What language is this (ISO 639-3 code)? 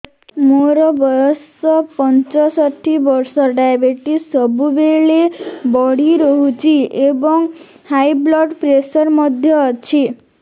ori